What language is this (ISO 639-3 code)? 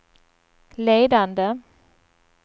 swe